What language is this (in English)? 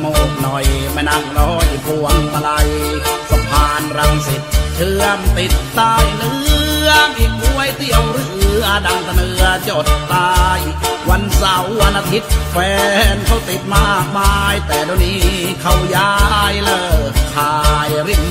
Thai